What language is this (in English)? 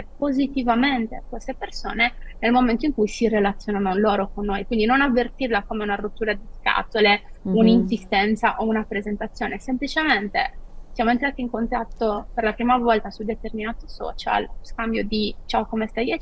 Italian